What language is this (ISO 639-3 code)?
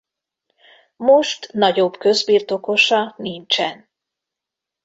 hun